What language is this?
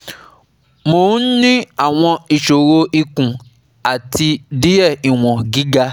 Yoruba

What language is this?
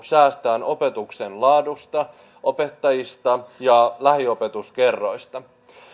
Finnish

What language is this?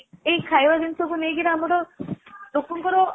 Odia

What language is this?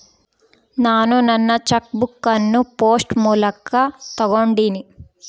Kannada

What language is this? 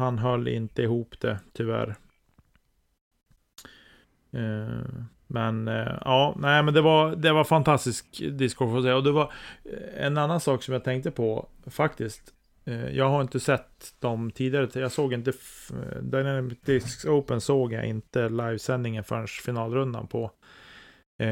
Swedish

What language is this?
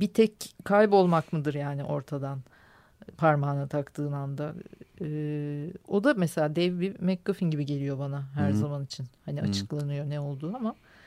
Turkish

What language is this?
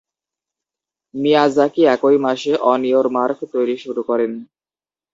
Bangla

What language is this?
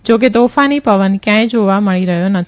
Gujarati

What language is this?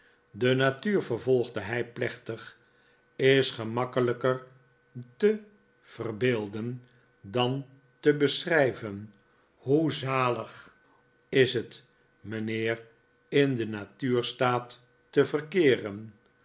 Dutch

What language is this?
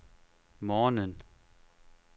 Danish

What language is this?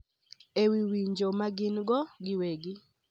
Luo (Kenya and Tanzania)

